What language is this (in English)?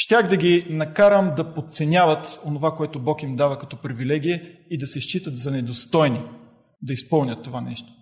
Bulgarian